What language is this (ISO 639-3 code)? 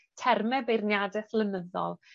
cym